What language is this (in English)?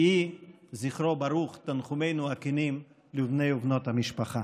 Hebrew